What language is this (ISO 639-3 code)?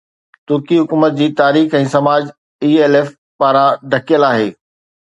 snd